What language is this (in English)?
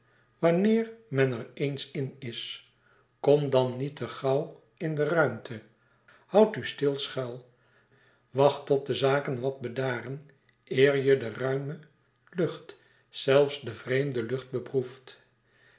Dutch